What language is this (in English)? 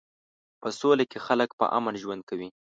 Pashto